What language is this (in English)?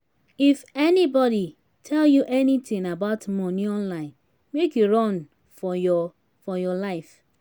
Nigerian Pidgin